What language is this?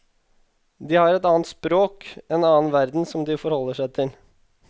Norwegian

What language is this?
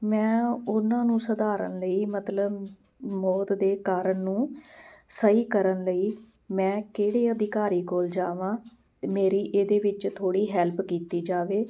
Punjabi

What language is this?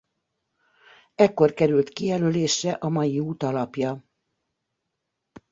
Hungarian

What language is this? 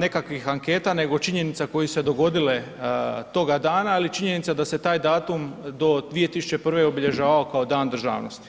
Croatian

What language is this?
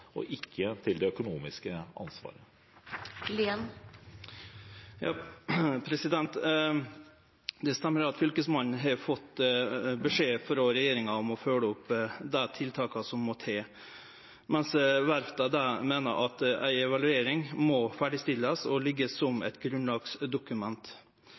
Norwegian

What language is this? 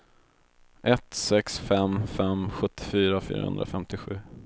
Swedish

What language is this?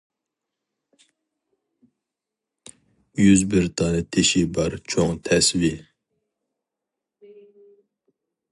Uyghur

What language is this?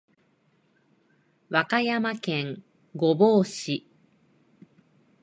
Japanese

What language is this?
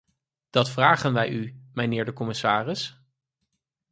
Dutch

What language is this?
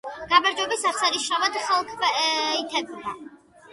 Georgian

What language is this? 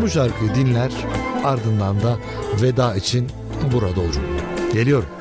Turkish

